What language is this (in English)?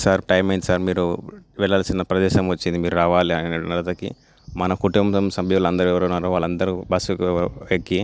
Telugu